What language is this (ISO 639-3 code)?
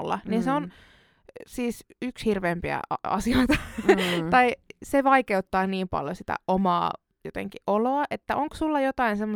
fin